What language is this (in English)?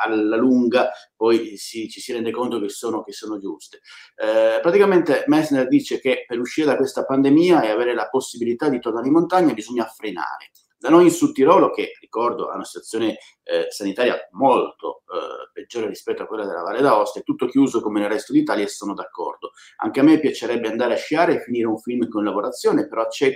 Italian